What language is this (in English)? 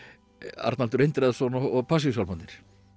Icelandic